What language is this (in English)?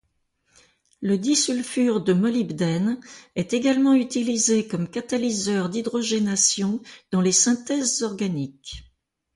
French